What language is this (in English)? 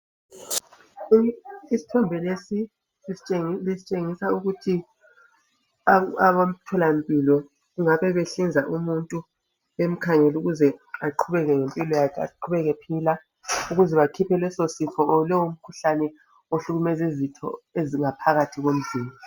Ndau